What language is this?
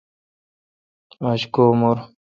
Kalkoti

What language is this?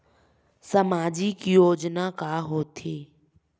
Chhattisgarhi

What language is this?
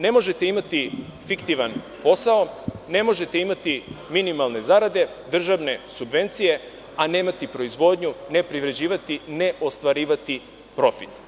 Serbian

